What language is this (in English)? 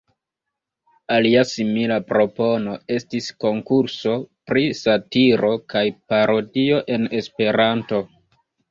Esperanto